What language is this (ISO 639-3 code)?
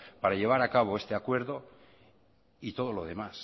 spa